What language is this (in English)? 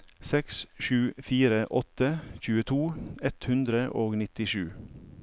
Norwegian